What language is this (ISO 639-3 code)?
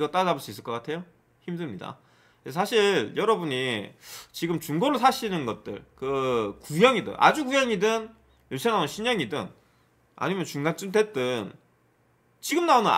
kor